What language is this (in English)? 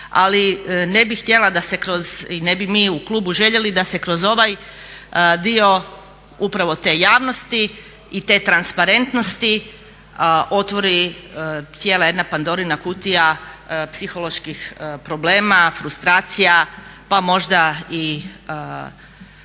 Croatian